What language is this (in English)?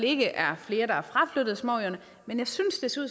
Danish